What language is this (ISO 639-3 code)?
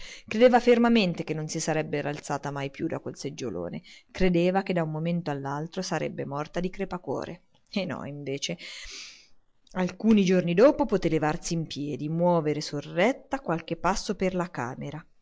ita